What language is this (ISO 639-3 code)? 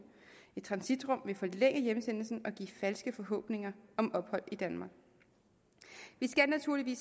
dan